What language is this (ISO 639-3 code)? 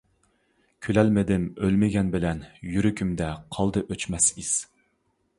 uig